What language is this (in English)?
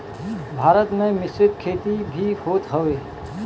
Bhojpuri